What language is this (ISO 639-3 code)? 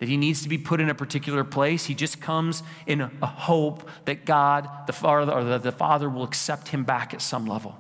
eng